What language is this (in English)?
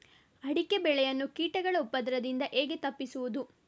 Kannada